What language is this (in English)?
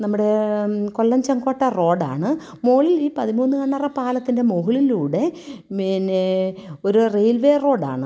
Malayalam